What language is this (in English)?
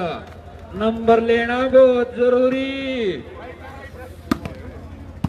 Hindi